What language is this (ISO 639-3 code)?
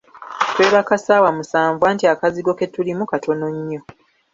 lug